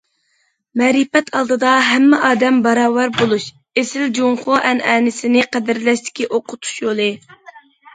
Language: Uyghur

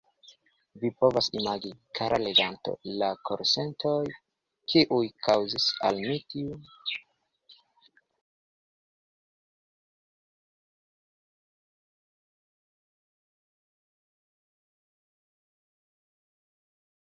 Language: Esperanto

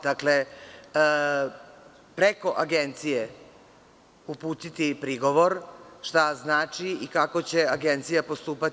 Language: Serbian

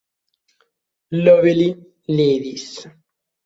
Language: Italian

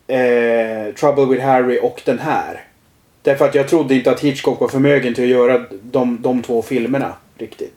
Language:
Swedish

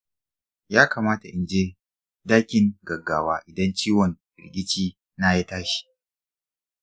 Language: Hausa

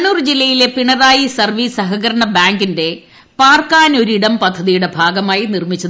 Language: Malayalam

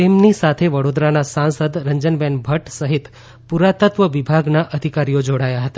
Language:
Gujarati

